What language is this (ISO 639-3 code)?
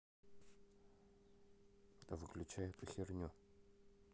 rus